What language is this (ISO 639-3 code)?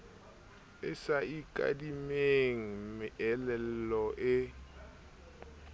sot